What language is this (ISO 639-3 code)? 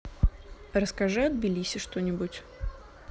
rus